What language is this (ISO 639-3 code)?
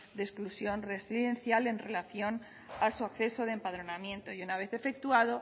spa